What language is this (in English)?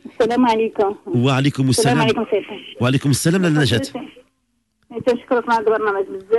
Arabic